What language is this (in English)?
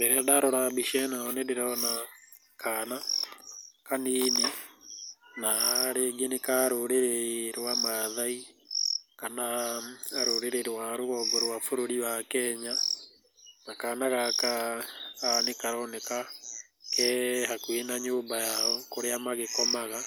Kikuyu